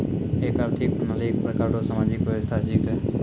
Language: Maithili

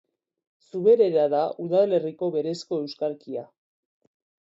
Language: Basque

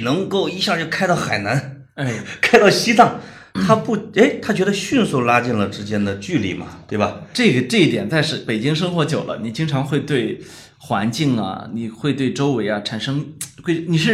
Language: Chinese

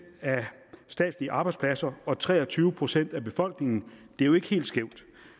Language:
Danish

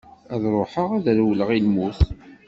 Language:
Kabyle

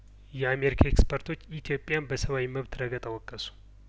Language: Amharic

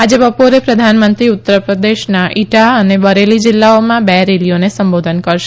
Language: Gujarati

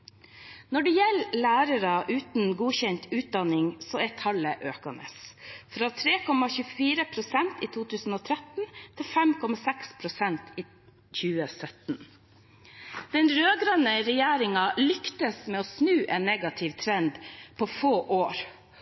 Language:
Norwegian Bokmål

